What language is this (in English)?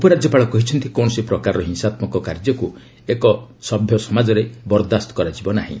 Odia